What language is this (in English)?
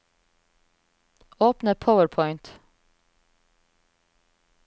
Norwegian